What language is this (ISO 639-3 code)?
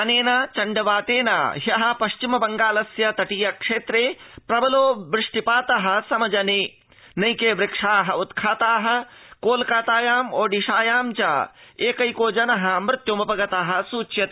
san